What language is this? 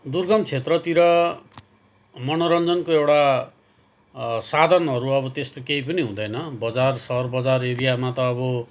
Nepali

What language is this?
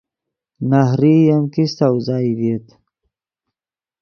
Yidgha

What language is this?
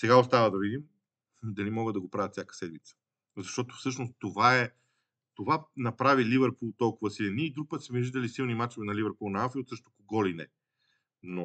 Bulgarian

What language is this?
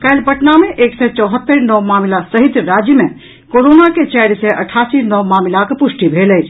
Maithili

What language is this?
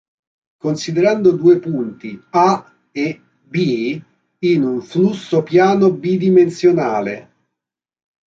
Italian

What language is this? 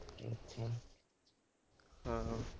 Punjabi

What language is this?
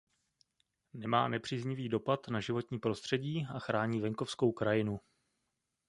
Czech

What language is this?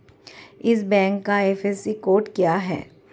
Hindi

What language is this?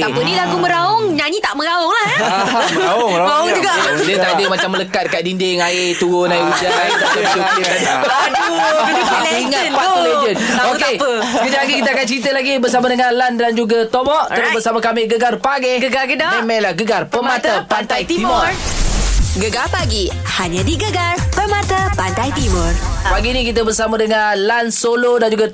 Malay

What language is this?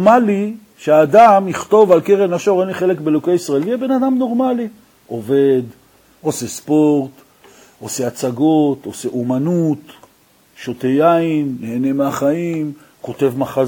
Hebrew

